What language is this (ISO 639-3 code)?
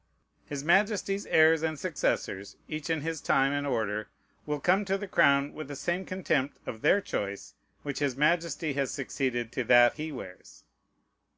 eng